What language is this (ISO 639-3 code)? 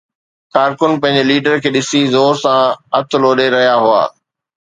snd